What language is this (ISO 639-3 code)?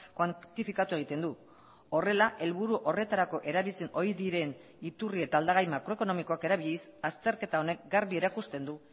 eus